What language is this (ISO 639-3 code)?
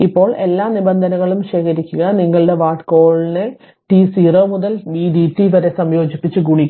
mal